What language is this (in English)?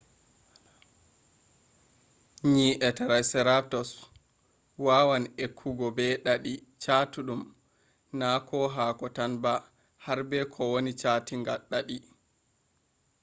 Fula